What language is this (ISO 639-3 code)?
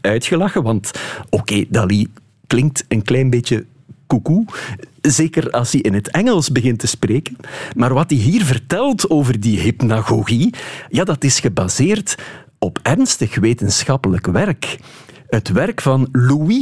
nld